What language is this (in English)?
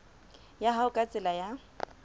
Southern Sotho